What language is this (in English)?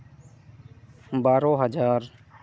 Santali